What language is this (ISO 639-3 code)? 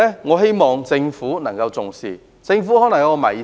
yue